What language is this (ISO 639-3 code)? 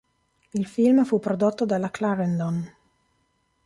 ita